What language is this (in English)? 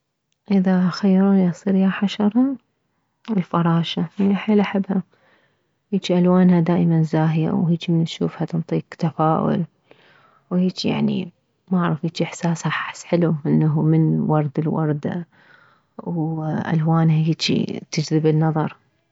Mesopotamian Arabic